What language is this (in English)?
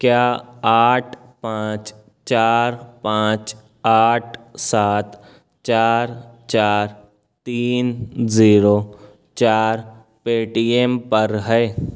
Urdu